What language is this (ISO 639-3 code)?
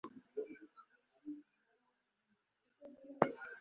kin